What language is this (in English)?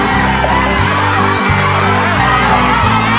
Thai